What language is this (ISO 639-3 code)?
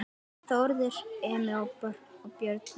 isl